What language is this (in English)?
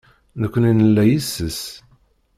Kabyle